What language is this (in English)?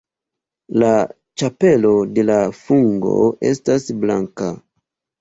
Esperanto